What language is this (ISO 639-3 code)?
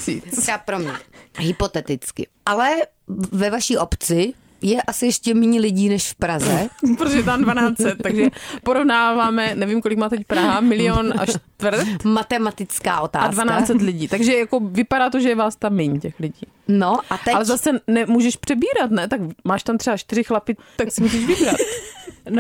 ces